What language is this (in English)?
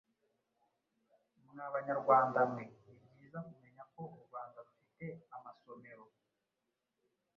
Kinyarwanda